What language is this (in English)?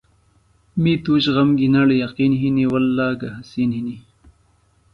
Phalura